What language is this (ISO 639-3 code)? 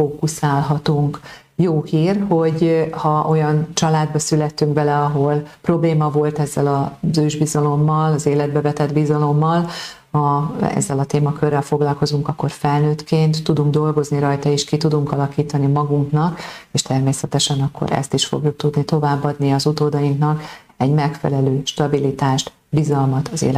hun